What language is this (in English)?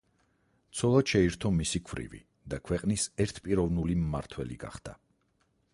Georgian